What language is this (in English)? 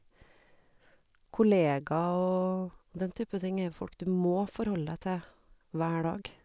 Norwegian